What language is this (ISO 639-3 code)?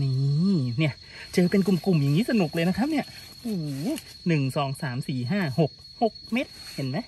tha